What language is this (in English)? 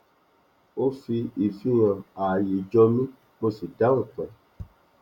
Yoruba